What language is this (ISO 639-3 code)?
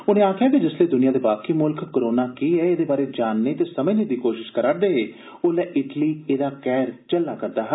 doi